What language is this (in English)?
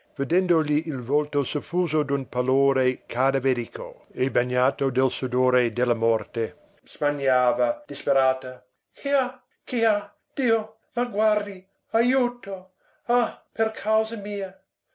Italian